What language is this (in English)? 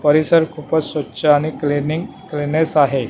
Marathi